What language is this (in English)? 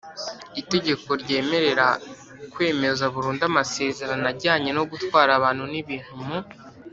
Kinyarwanda